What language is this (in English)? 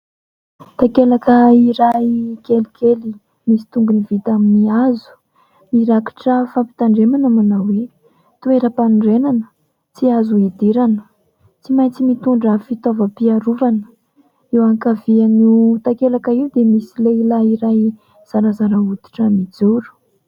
Malagasy